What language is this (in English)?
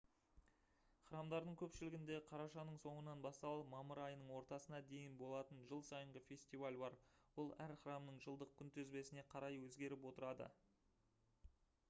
Kazakh